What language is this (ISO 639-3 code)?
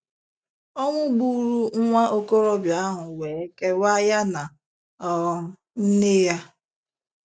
ibo